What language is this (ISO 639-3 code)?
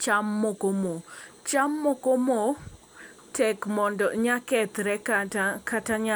luo